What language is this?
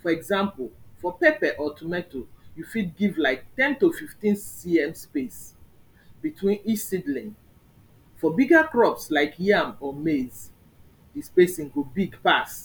Nigerian Pidgin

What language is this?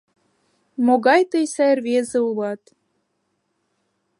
Mari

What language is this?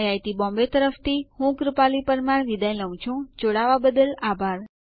Gujarati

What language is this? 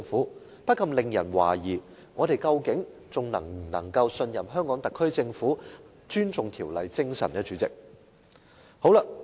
Cantonese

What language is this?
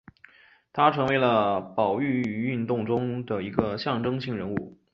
Chinese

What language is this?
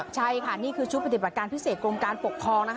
Thai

